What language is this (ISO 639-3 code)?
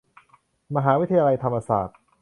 tha